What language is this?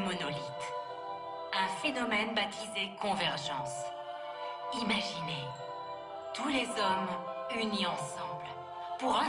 French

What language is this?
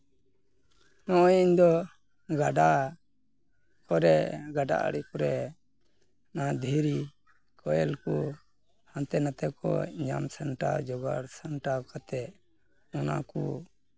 Santali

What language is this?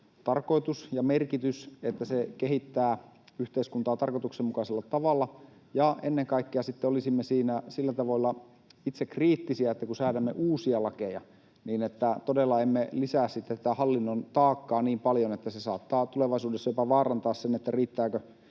Finnish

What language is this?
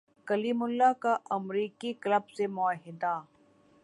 Urdu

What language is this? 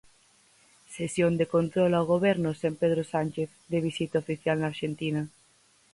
Galician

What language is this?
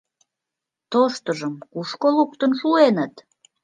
Mari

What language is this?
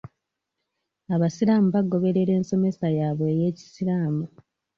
Ganda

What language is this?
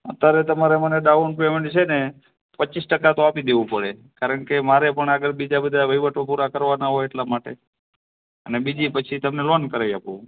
Gujarati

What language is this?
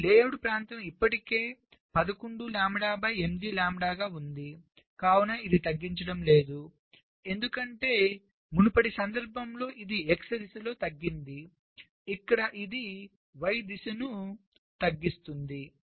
Telugu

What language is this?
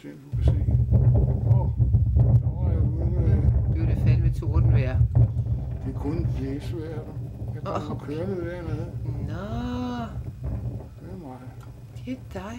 Danish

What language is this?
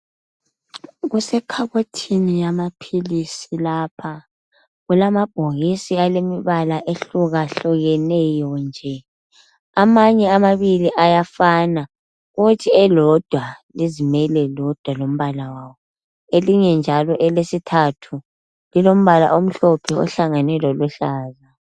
North Ndebele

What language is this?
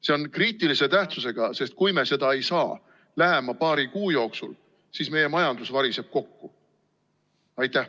Estonian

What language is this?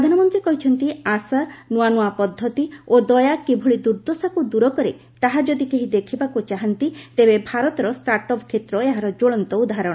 Odia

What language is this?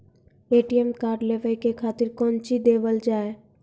Maithili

